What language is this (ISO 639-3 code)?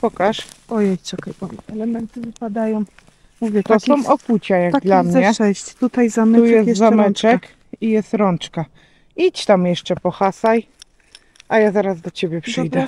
pol